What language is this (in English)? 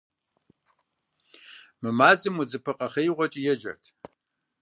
Kabardian